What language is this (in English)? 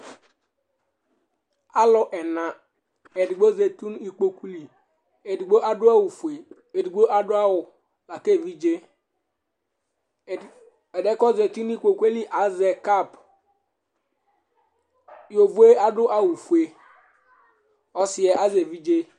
Ikposo